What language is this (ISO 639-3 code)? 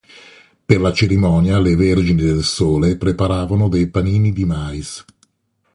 ita